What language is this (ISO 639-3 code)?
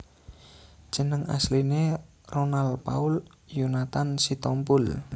jav